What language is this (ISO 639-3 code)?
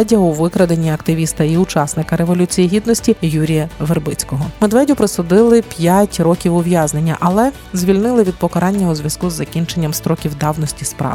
ukr